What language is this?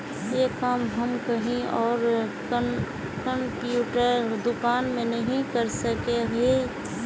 Magahi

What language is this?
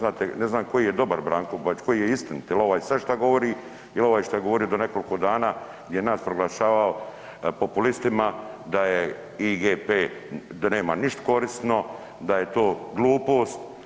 Croatian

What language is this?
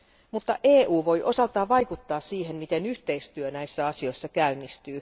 Finnish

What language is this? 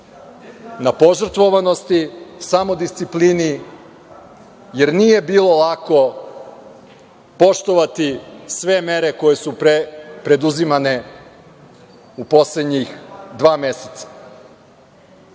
Serbian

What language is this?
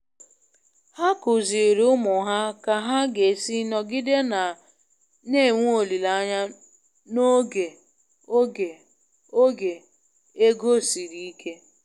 Igbo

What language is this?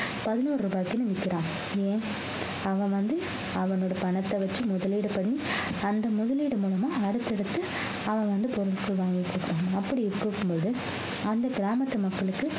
Tamil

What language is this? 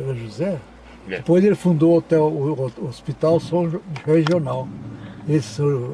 Portuguese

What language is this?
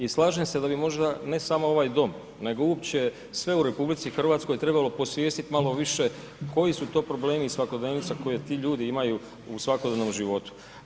Croatian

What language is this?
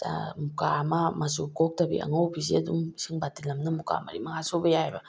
Manipuri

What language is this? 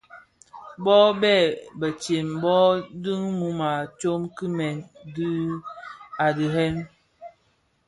Bafia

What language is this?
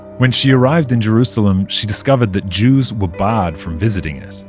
English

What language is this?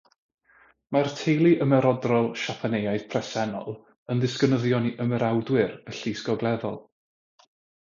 Welsh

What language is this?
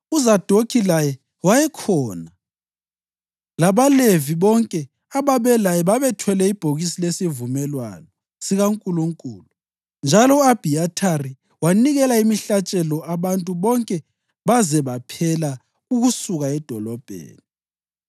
North Ndebele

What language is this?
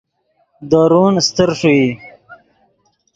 Yidgha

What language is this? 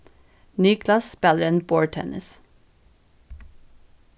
Faroese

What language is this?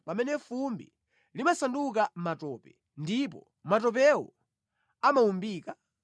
Nyanja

